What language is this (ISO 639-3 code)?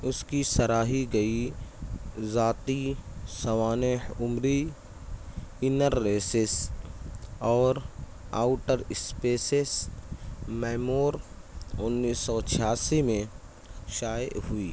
urd